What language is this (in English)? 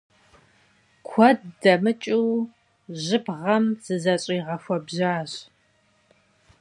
Kabardian